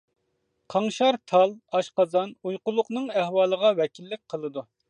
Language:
Uyghur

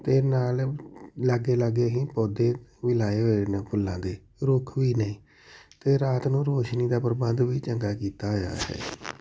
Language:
Punjabi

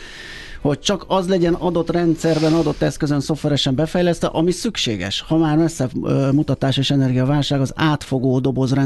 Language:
Hungarian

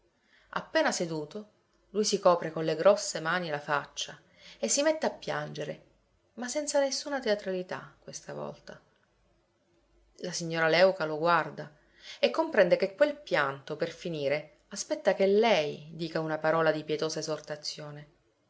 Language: Italian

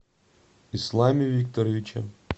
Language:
Russian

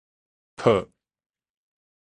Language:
Min Nan Chinese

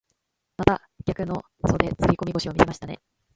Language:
Japanese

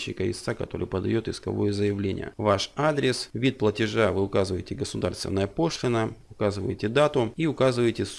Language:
Russian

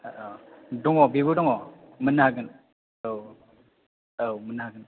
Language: Bodo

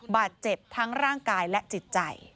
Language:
Thai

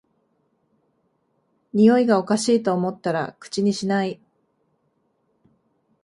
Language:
Japanese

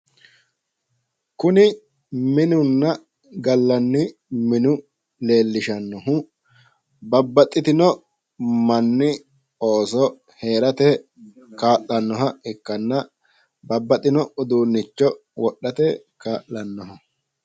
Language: Sidamo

